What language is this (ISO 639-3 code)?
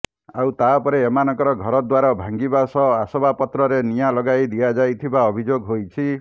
ori